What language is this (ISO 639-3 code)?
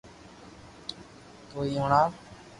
lrk